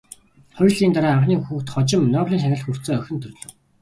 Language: Mongolian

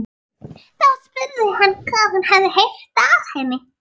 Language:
Icelandic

